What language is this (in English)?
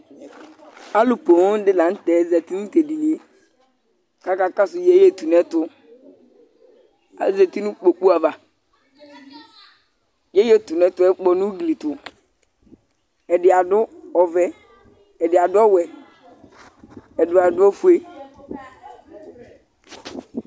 Ikposo